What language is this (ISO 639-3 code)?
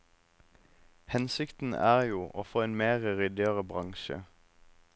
nor